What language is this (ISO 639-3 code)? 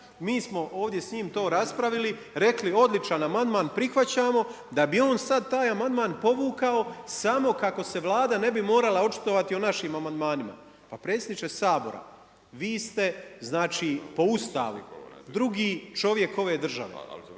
hrv